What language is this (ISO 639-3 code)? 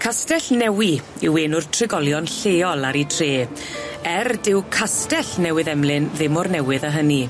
cym